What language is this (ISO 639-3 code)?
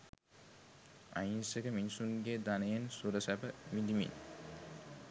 sin